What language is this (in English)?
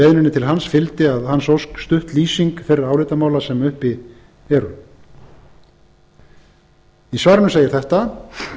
Icelandic